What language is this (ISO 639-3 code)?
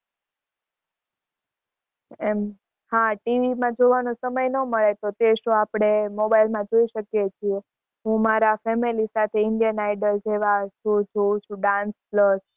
guj